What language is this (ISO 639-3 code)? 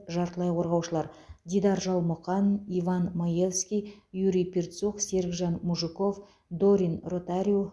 kaz